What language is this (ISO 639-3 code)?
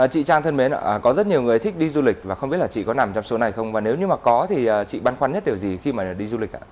vie